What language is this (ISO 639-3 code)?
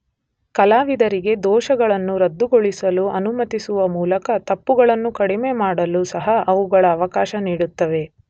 kan